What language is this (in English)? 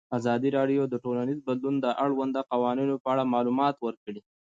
Pashto